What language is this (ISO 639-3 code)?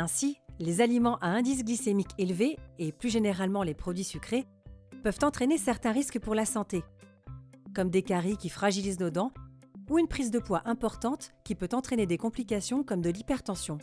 fra